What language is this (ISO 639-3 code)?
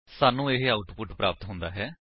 pan